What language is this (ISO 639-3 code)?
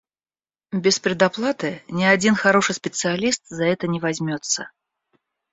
rus